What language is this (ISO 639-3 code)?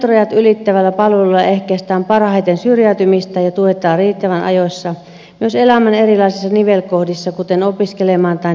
fin